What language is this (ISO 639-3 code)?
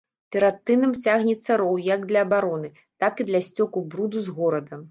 bel